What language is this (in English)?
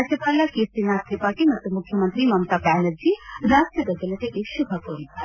Kannada